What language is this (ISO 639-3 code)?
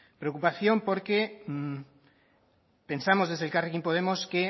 spa